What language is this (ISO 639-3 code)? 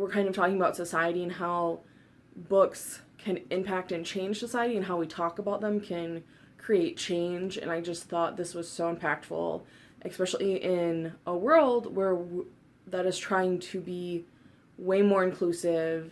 eng